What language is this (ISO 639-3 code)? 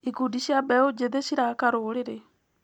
kik